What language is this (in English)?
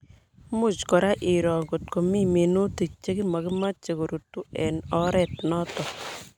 Kalenjin